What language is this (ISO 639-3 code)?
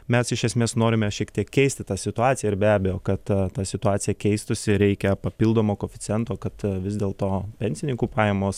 lit